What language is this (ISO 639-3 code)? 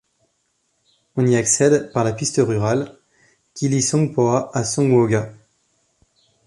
fra